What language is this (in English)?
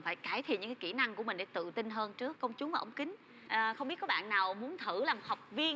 Vietnamese